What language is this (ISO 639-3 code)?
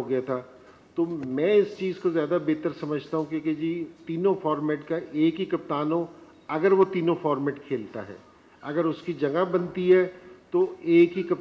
urd